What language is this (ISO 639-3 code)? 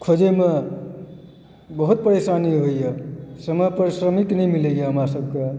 mai